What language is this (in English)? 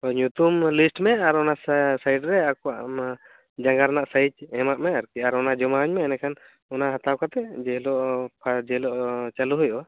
Santali